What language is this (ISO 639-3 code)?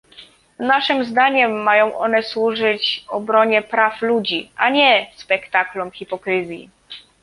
pol